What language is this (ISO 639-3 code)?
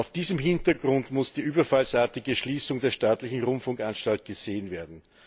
deu